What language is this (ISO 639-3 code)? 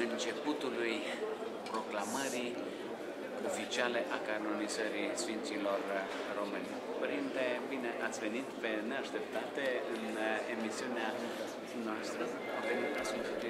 ron